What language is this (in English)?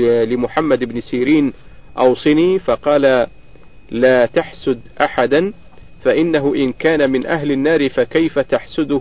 Arabic